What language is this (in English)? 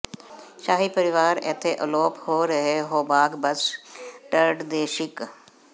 Punjabi